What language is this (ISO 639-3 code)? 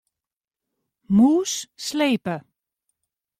fry